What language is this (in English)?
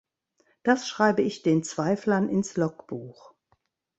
German